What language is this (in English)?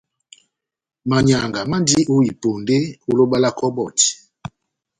Batanga